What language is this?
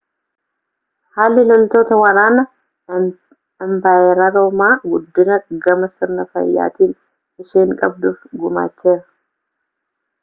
Oromo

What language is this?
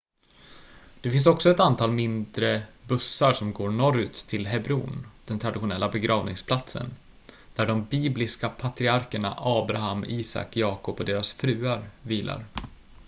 Swedish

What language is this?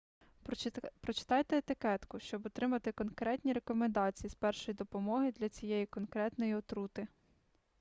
Ukrainian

